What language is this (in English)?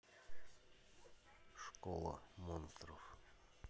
Russian